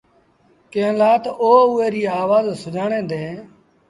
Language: Sindhi Bhil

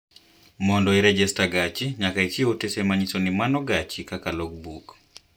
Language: Luo (Kenya and Tanzania)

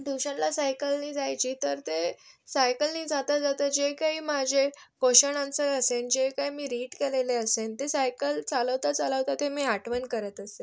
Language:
Marathi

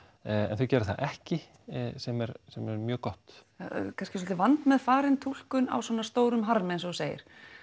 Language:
Icelandic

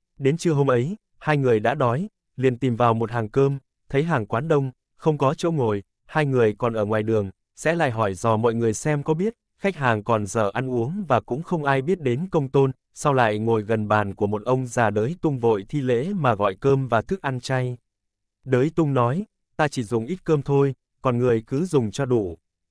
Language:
Vietnamese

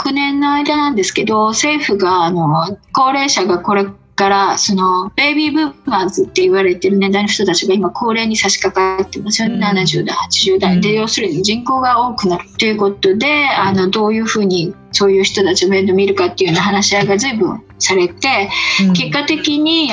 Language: Japanese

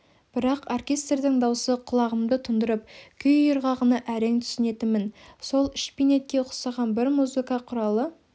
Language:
Kazakh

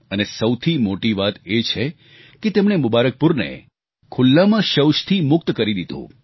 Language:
Gujarati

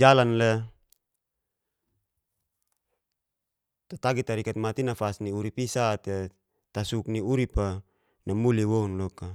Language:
Geser-Gorom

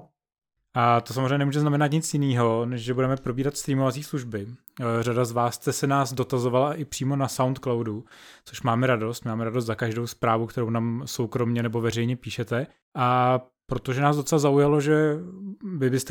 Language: Czech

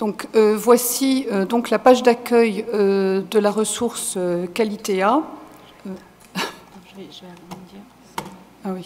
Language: French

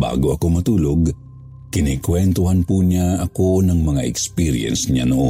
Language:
Filipino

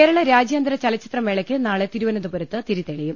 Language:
Malayalam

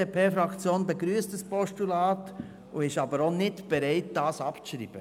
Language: Swiss German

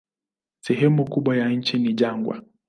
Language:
Swahili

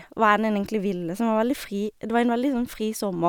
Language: Norwegian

